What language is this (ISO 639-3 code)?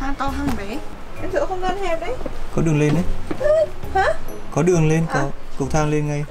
vie